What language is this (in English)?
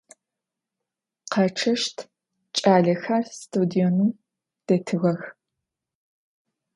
Adyghe